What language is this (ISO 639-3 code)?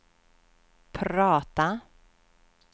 swe